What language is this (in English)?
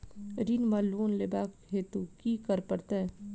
Maithili